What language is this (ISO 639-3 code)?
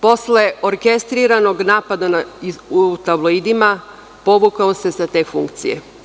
srp